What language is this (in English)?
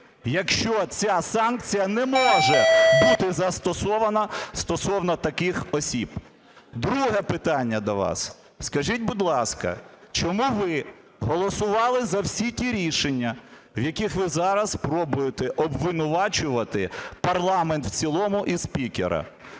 Ukrainian